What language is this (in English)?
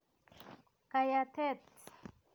Kalenjin